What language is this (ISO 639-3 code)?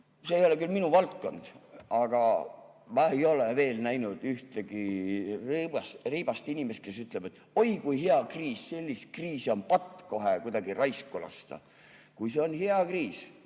est